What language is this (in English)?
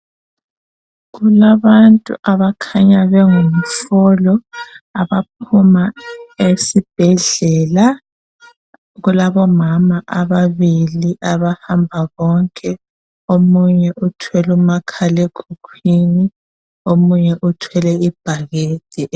North Ndebele